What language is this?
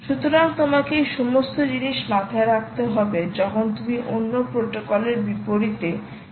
Bangla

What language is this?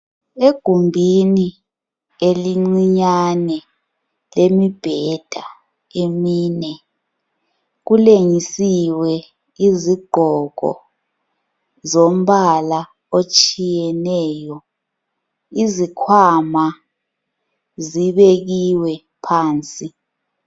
North Ndebele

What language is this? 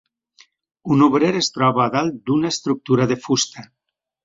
Catalan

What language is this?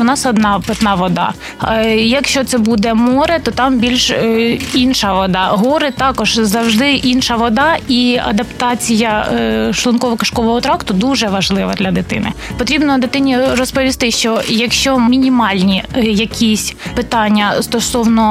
Ukrainian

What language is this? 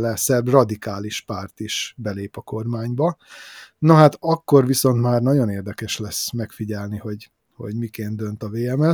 Hungarian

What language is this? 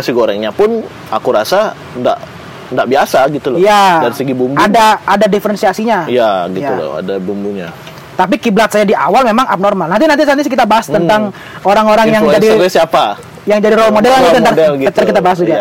Indonesian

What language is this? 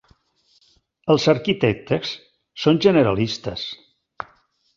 Catalan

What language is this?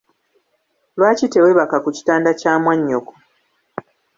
Ganda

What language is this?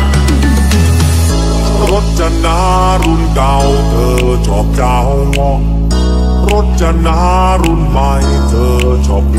Thai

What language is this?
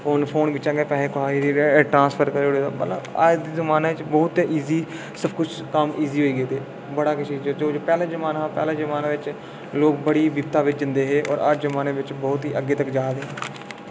Dogri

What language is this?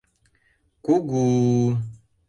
Mari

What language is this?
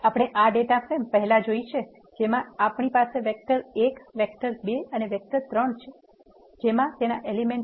Gujarati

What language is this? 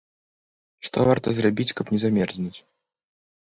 Belarusian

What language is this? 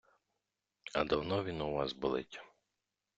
Ukrainian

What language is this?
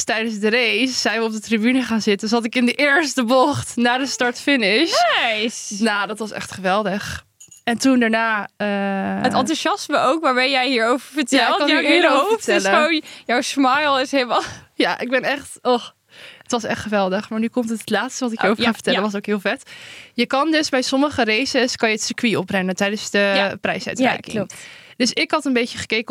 Dutch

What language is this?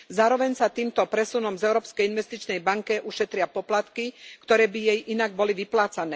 Slovak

